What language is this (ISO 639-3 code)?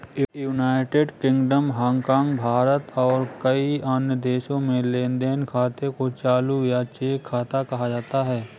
hin